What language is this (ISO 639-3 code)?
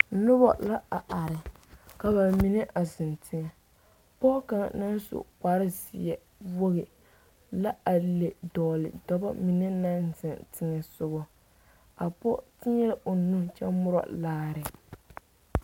dga